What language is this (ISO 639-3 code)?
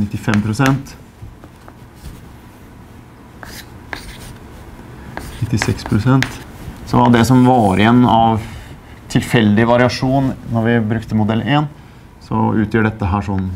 nor